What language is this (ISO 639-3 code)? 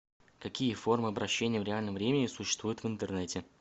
rus